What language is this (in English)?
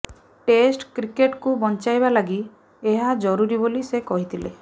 Odia